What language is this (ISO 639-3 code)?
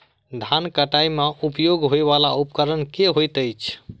mai